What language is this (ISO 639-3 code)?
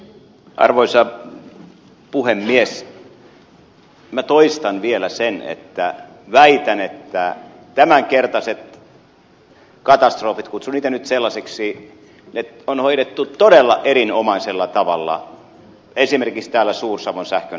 fin